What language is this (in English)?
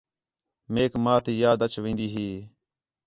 Khetrani